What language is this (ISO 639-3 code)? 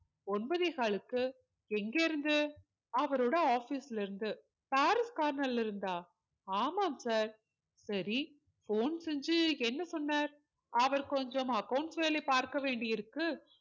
tam